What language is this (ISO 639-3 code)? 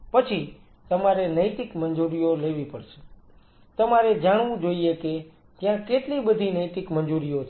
guj